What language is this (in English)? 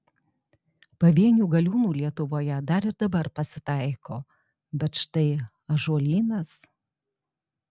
Lithuanian